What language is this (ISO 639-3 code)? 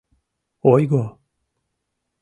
chm